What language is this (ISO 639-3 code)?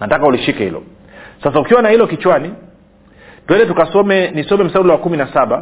swa